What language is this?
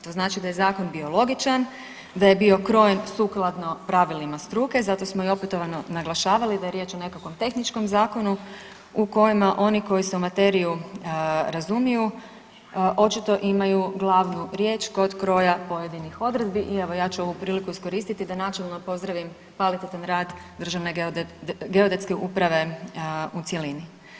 Croatian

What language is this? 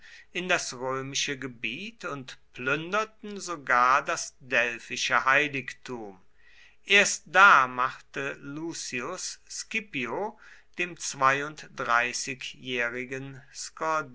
German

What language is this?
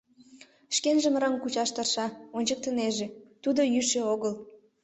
Mari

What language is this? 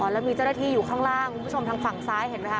Thai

